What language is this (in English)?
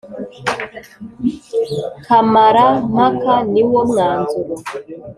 Kinyarwanda